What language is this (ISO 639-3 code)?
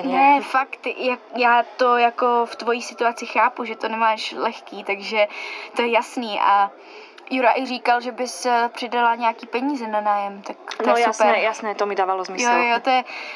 ces